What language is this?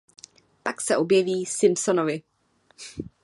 Czech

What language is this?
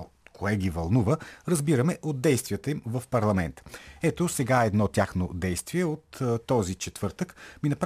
Bulgarian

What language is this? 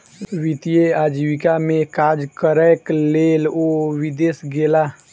Maithili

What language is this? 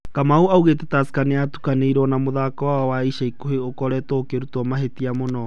Kikuyu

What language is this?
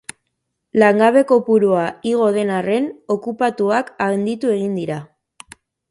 Basque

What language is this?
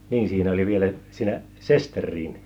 Finnish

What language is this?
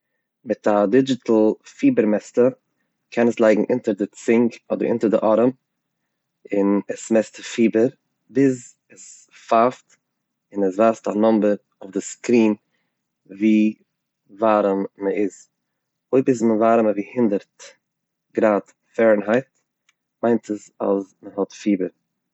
Yiddish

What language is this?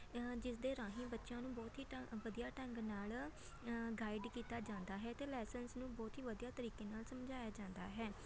Punjabi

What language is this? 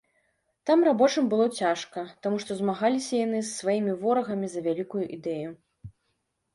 Belarusian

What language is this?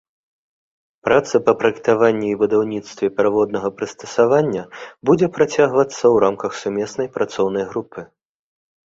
Belarusian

